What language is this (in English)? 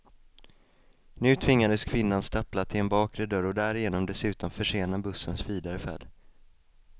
Swedish